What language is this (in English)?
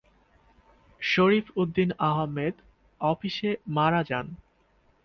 Bangla